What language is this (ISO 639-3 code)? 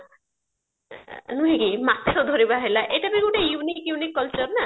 ori